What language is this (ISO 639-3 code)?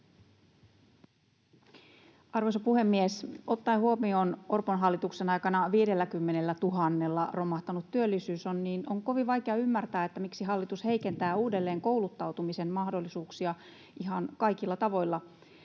fin